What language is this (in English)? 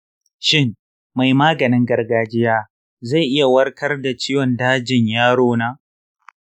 Hausa